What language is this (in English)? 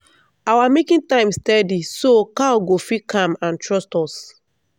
Nigerian Pidgin